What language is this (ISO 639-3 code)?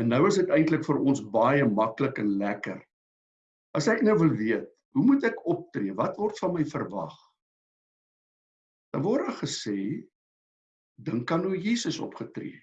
nld